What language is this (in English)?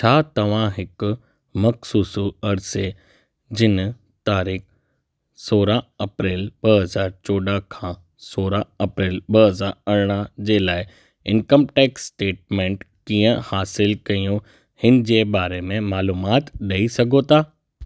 Sindhi